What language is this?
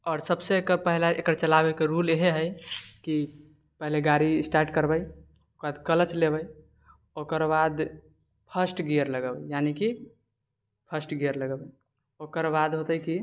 Maithili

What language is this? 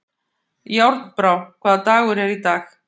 Icelandic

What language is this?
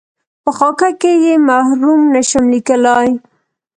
Pashto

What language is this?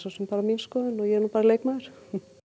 Icelandic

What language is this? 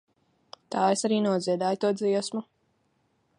Latvian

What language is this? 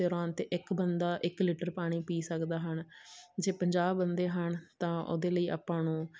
Punjabi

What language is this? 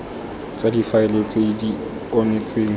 Tswana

